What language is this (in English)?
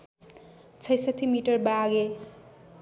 Nepali